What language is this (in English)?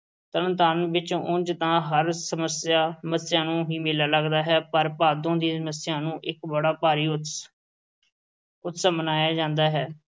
Punjabi